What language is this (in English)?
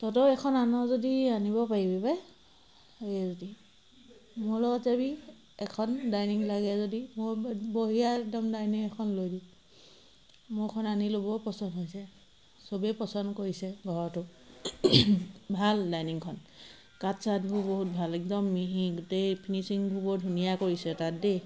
Assamese